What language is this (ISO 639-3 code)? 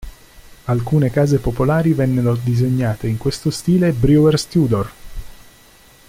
ita